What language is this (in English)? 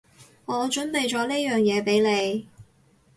Cantonese